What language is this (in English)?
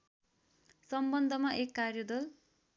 Nepali